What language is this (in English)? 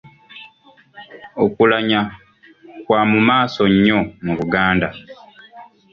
Ganda